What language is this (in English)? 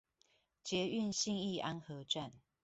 Chinese